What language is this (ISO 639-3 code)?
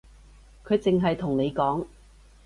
yue